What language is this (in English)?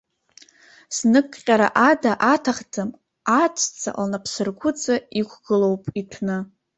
Abkhazian